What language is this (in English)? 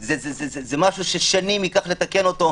Hebrew